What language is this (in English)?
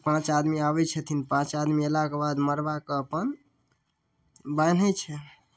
Maithili